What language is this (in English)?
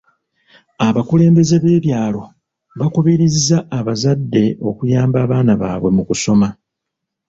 Ganda